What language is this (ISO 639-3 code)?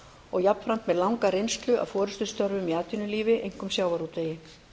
isl